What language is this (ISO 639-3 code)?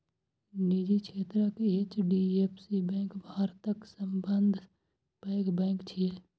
mai